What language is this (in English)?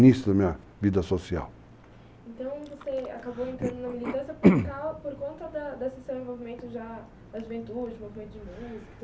Portuguese